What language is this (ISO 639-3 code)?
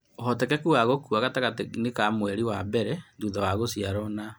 kik